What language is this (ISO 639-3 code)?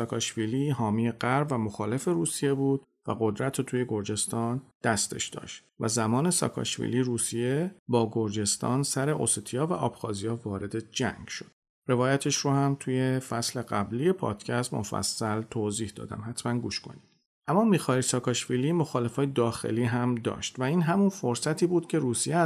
fas